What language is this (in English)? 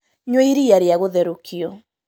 Kikuyu